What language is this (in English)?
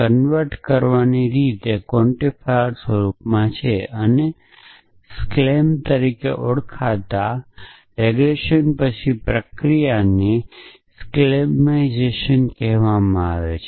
Gujarati